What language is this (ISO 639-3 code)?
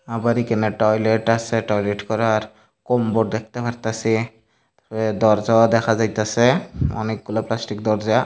ben